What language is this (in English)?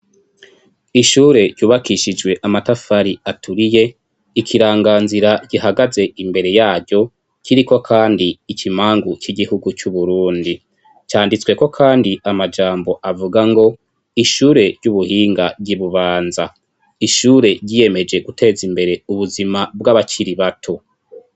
Rundi